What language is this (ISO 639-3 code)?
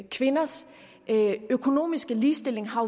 dan